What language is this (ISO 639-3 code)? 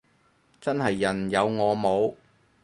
yue